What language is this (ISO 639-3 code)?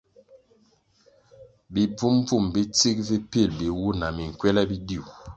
nmg